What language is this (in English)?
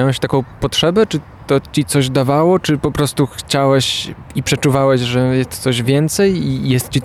Polish